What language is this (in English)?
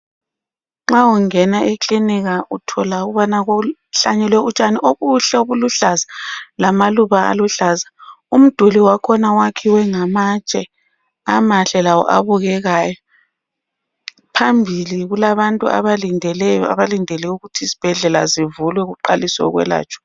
North Ndebele